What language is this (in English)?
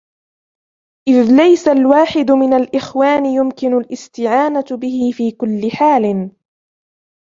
Arabic